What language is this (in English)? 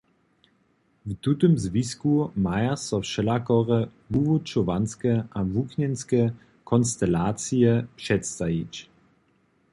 Upper Sorbian